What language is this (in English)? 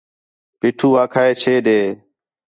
Khetrani